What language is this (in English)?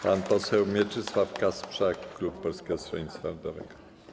Polish